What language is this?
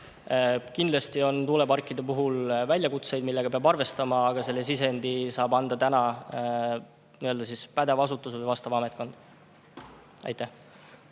Estonian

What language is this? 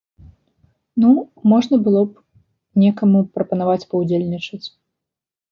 Belarusian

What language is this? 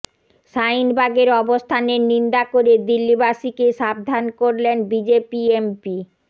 Bangla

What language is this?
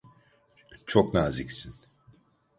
Turkish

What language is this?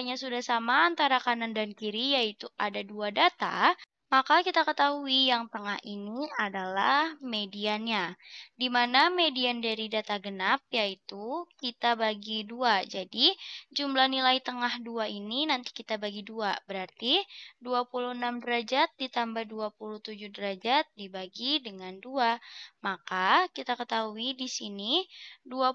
Indonesian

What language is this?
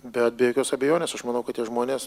Lithuanian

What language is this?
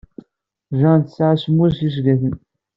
Kabyle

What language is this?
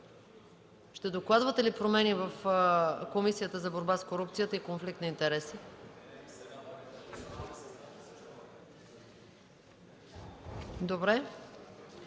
Bulgarian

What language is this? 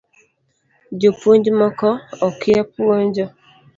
Luo (Kenya and Tanzania)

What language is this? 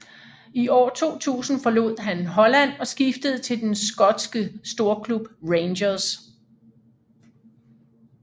Danish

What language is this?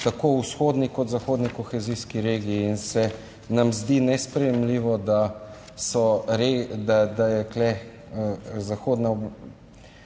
Slovenian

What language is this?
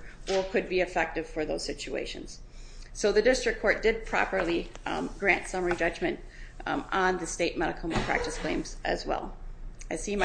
English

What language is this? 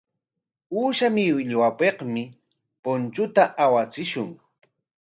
Corongo Ancash Quechua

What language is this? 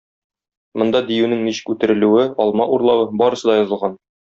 Tatar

